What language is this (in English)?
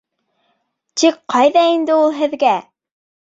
Bashkir